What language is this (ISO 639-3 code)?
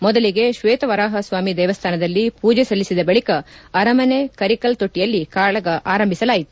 kan